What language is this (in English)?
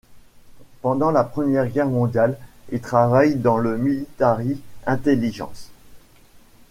French